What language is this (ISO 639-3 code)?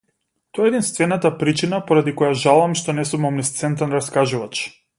mkd